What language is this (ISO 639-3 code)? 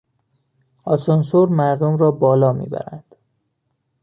fas